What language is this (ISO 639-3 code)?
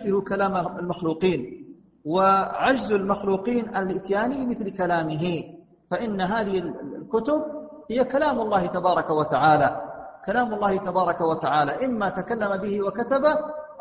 ara